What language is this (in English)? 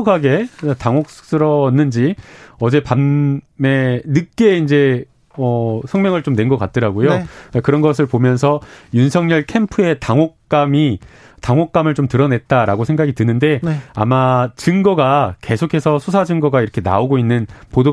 Korean